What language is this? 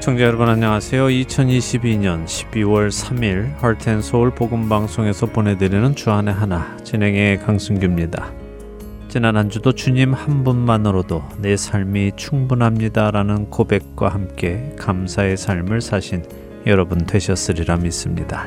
Korean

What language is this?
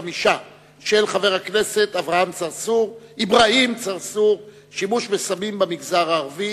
Hebrew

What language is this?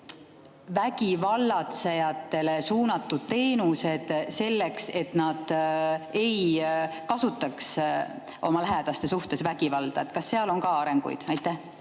Estonian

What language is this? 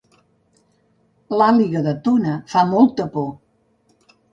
Catalan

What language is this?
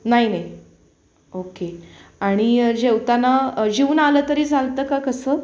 Marathi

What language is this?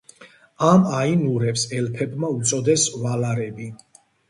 Georgian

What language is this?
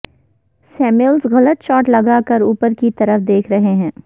Urdu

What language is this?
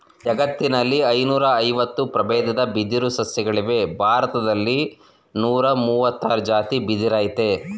Kannada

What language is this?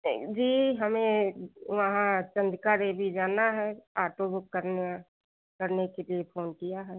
Hindi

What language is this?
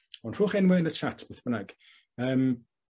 Welsh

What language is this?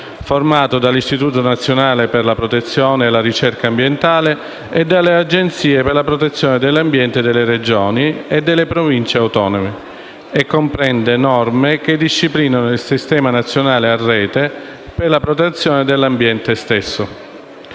Italian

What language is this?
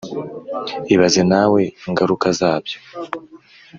Kinyarwanda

